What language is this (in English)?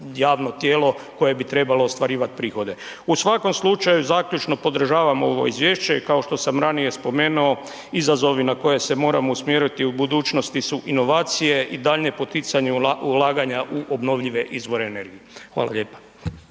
Croatian